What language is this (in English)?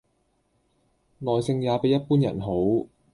Cantonese